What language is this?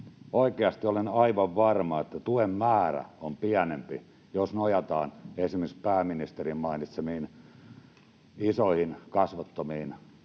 Finnish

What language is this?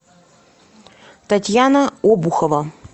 Russian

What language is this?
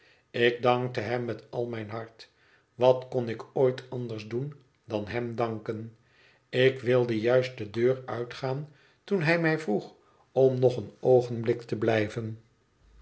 Dutch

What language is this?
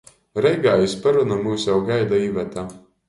Latgalian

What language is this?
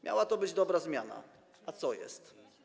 Polish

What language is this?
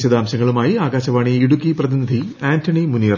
Malayalam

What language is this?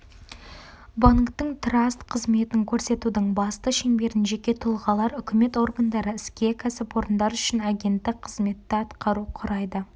Kazakh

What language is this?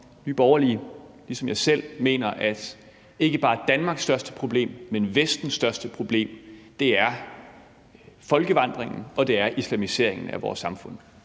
Danish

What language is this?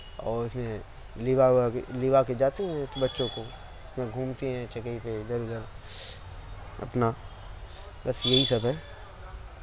Urdu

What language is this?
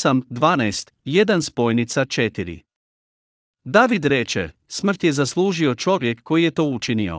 Croatian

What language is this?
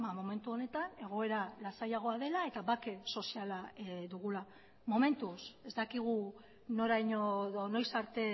Basque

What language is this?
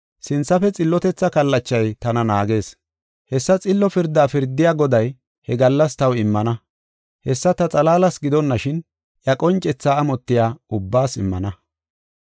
Gofa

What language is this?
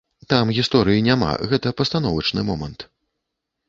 Belarusian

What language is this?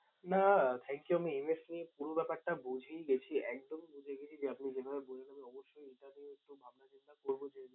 Bangla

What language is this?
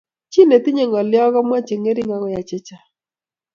Kalenjin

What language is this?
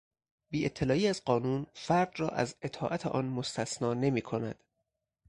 Persian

